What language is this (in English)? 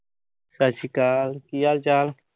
Punjabi